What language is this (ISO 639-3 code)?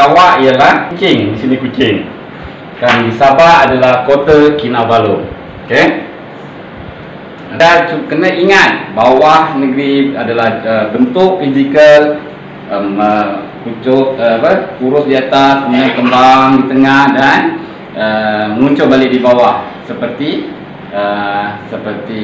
msa